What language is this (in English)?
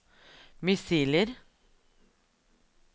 Norwegian